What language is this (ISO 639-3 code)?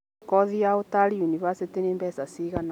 kik